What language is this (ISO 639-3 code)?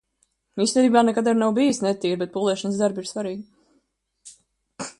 lav